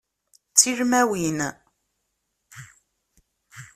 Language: Kabyle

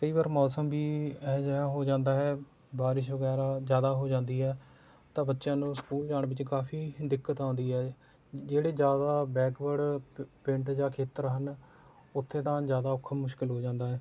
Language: Punjabi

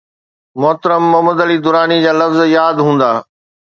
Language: Sindhi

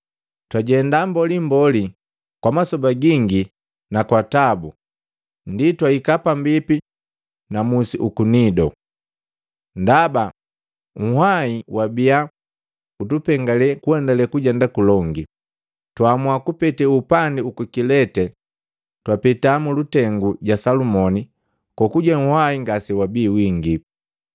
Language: Matengo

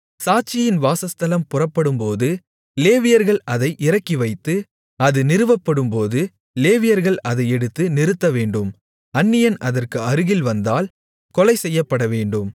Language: Tamil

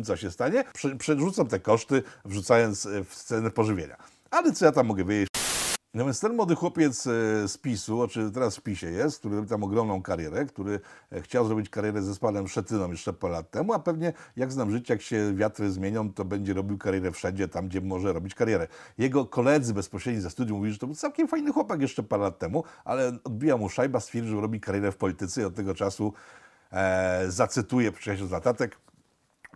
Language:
Polish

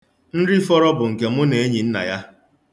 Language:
Igbo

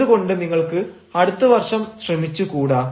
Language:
Malayalam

